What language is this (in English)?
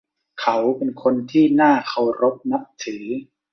Thai